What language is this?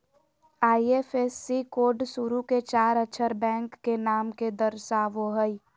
Magahi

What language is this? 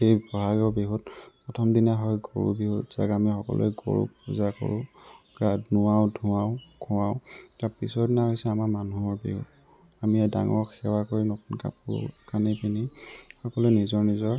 Assamese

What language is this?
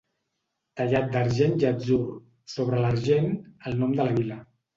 Catalan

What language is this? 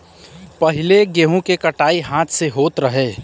Bhojpuri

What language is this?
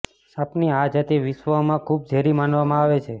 Gujarati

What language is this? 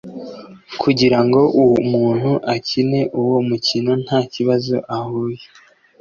Kinyarwanda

